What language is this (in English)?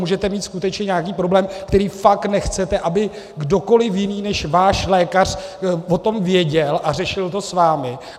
Czech